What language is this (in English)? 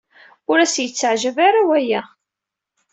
Kabyle